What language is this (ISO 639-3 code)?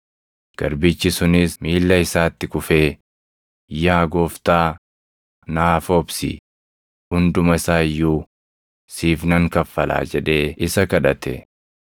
orm